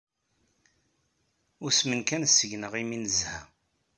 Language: Kabyle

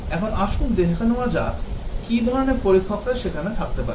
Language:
Bangla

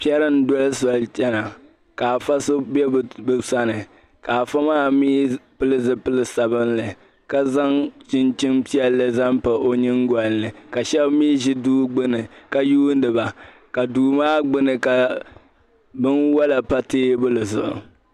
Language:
Dagbani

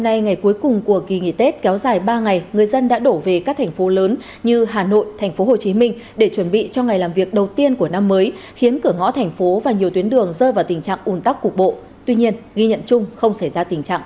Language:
Vietnamese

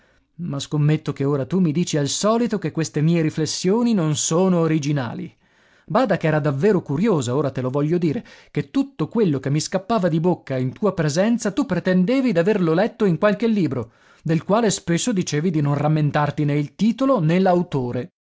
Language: Italian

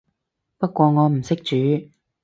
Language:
Cantonese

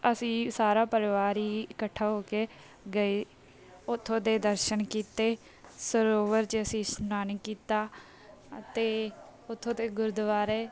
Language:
Punjabi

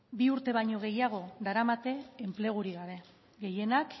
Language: Basque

